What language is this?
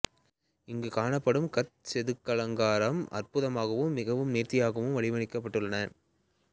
Tamil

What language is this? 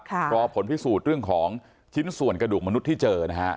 Thai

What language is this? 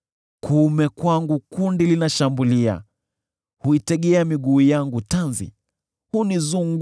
Swahili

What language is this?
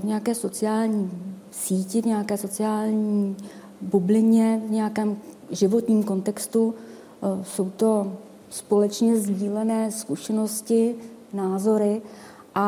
Czech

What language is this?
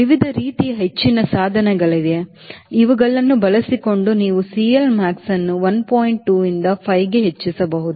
Kannada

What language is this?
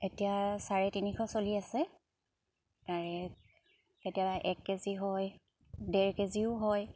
Assamese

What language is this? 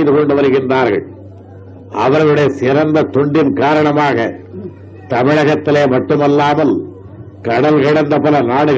Tamil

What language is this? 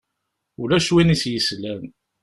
Kabyle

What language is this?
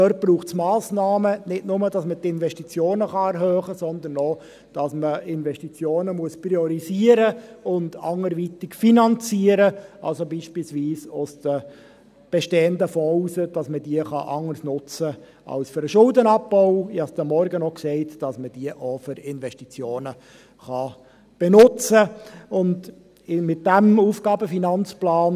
Swiss German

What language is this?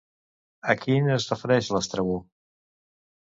Catalan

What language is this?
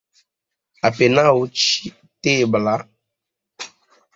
Esperanto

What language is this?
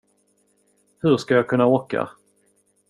Swedish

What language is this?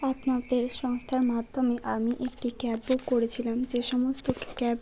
Bangla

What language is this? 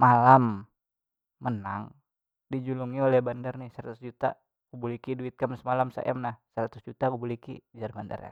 Banjar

